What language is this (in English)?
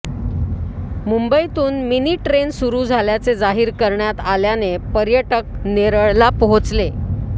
Marathi